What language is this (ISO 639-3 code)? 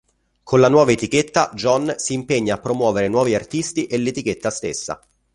ita